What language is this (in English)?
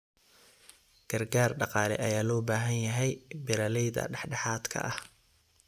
Somali